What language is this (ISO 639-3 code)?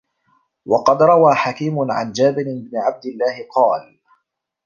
ara